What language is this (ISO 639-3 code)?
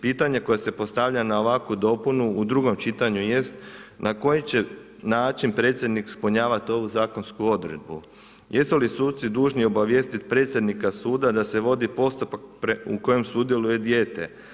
hrv